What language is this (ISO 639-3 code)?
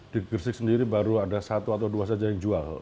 ind